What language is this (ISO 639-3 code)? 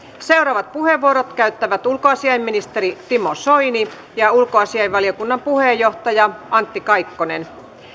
fin